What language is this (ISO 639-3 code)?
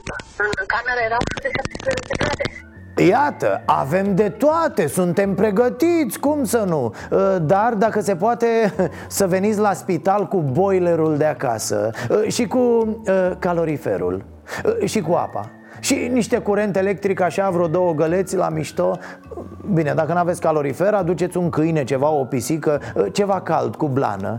ron